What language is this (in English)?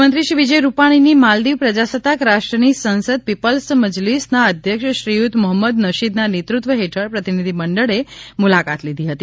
Gujarati